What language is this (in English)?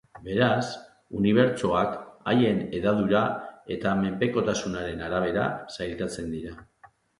Basque